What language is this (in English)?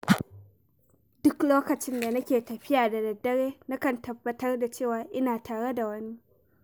Hausa